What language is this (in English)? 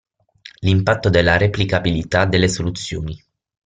Italian